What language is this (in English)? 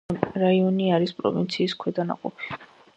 Georgian